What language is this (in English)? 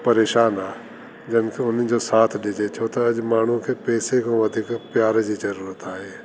Sindhi